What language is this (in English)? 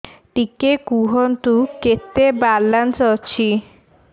Odia